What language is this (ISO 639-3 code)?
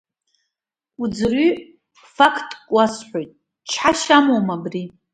abk